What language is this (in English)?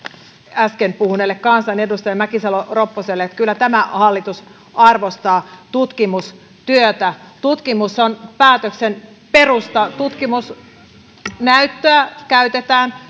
Finnish